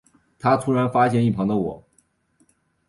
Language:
Chinese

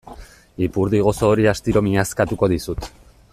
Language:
Basque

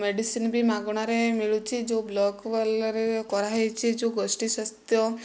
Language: Odia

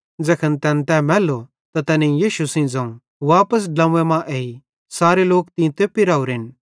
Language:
Bhadrawahi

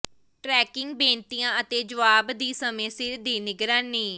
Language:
Punjabi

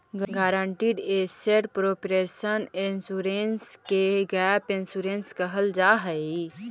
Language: Magahi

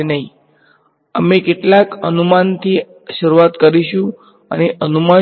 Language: Gujarati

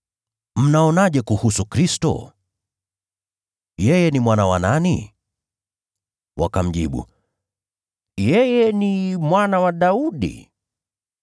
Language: Swahili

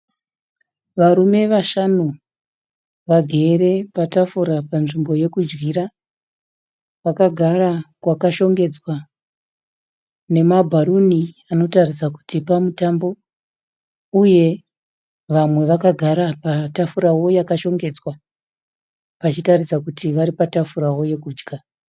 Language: Shona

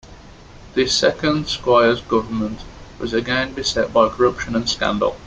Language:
English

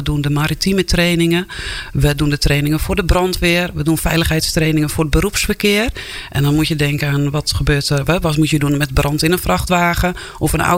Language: Dutch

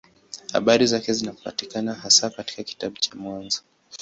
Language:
Swahili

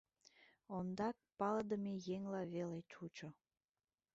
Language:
Mari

